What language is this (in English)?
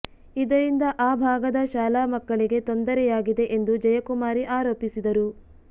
Kannada